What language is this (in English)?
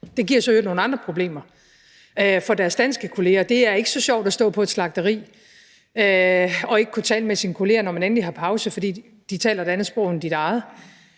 Danish